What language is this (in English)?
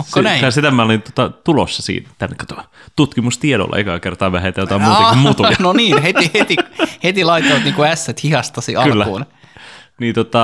Finnish